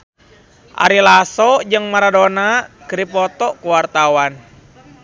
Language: Sundanese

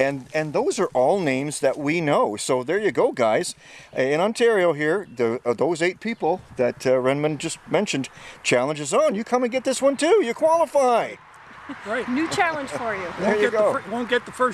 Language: English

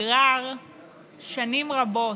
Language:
Hebrew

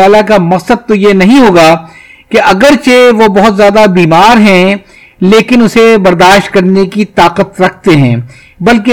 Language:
Urdu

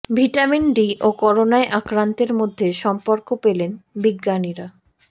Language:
Bangla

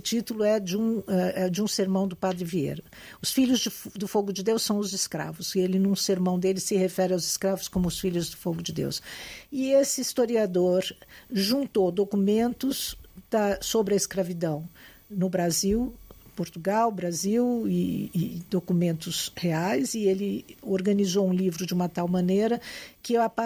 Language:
Portuguese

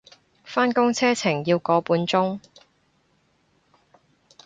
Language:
Cantonese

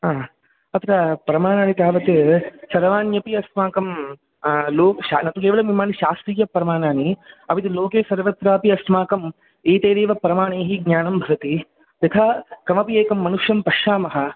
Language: Sanskrit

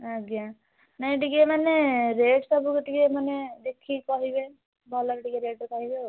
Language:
Odia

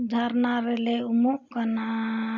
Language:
Santali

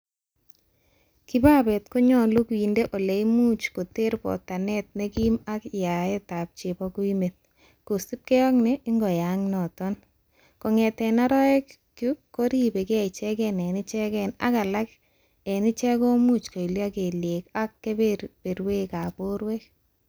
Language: Kalenjin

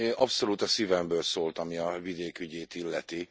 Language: Hungarian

